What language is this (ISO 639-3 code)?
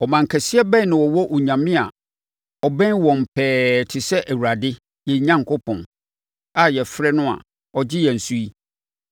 aka